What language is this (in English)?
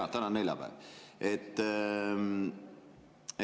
Estonian